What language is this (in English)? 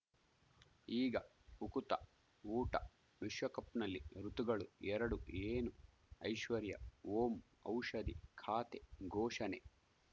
Kannada